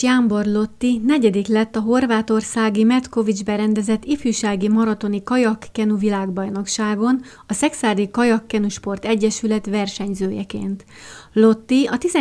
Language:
Hungarian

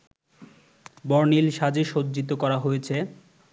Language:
Bangla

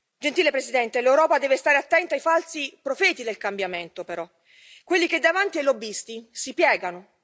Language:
Italian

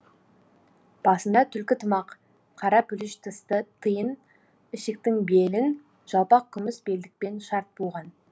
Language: Kazakh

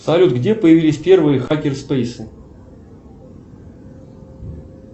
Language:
Russian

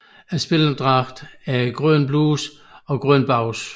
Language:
Danish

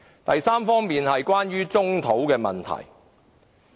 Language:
Cantonese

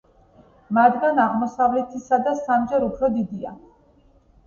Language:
Georgian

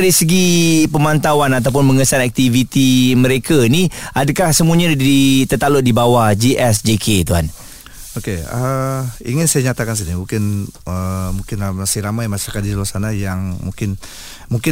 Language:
Malay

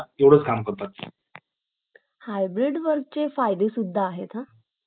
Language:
Marathi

